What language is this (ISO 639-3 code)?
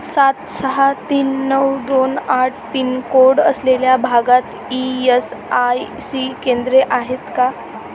mar